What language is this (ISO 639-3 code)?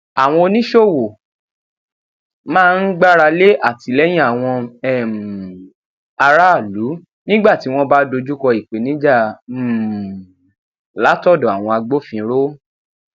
yor